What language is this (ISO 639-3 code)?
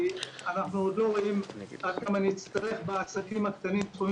heb